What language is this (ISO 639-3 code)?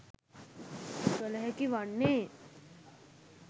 sin